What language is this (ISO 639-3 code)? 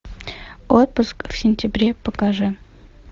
rus